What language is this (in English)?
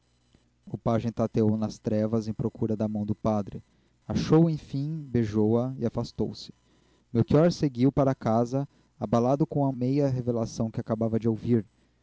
Portuguese